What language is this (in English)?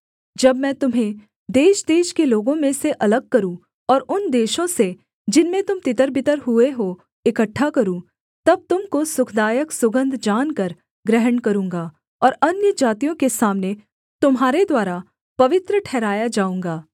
Hindi